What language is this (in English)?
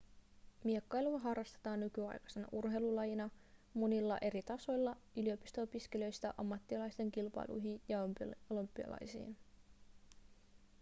Finnish